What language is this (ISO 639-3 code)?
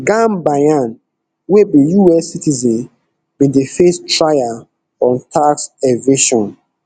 pcm